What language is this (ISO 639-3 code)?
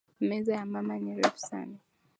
swa